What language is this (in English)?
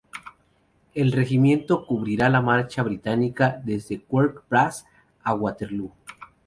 Spanish